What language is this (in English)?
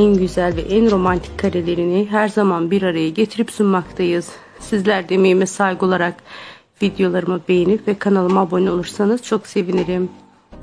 Turkish